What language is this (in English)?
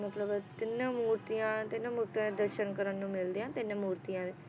Punjabi